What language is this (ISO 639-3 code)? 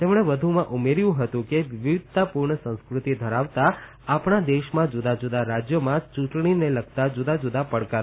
guj